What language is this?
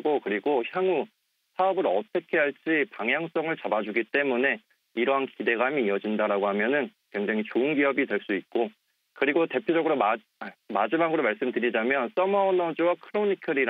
Korean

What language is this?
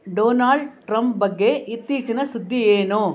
Kannada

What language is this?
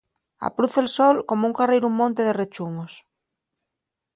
Asturian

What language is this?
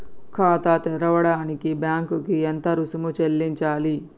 Telugu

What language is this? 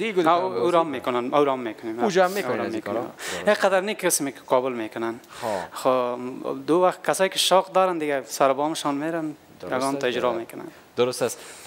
Persian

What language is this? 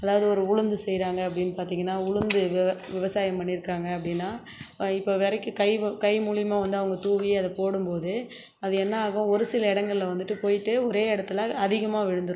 Tamil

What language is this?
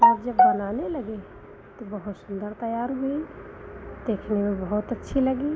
Hindi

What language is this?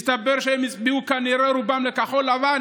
Hebrew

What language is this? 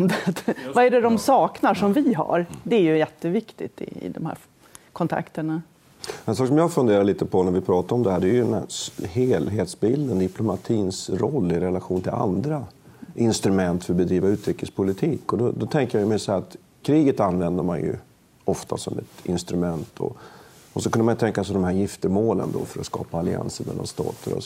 Swedish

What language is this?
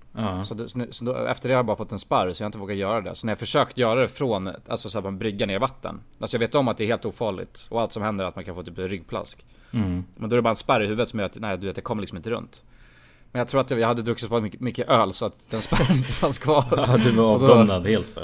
Swedish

